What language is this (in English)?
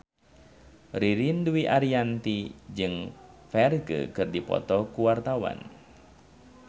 Sundanese